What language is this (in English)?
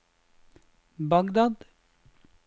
Norwegian